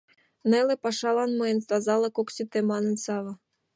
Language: Mari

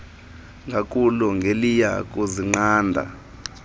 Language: Xhosa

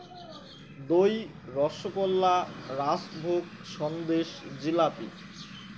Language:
Bangla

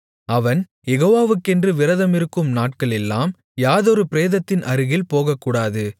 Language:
Tamil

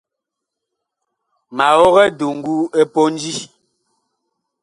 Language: Bakoko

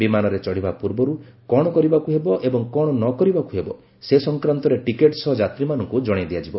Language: Odia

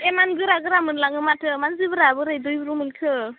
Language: Bodo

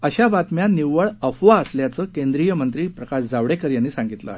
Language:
Marathi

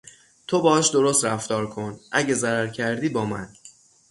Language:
Persian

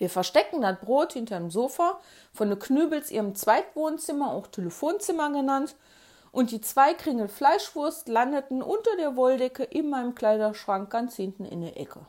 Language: German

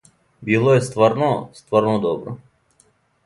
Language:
Serbian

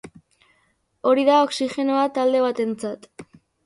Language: Basque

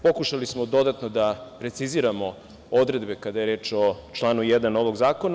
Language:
Serbian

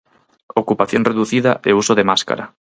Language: Galician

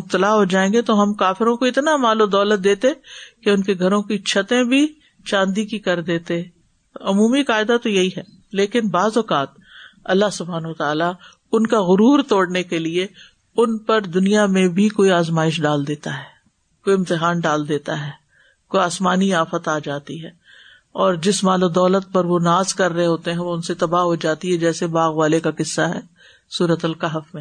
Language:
Urdu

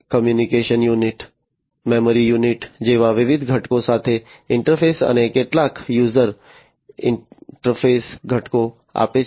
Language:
Gujarati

